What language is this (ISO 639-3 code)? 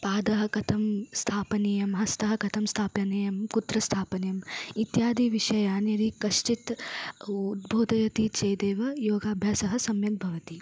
san